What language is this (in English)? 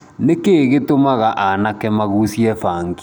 Kikuyu